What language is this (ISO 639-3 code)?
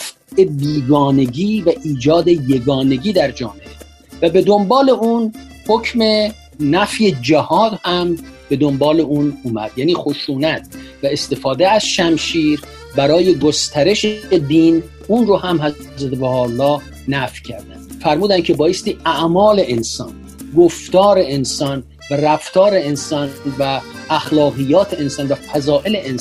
fas